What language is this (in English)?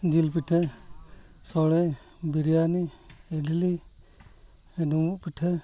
Santali